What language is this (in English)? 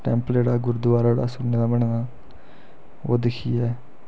Dogri